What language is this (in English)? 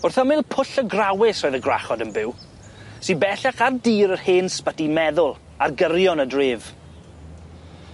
Welsh